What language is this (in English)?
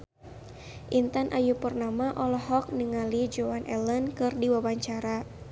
Sundanese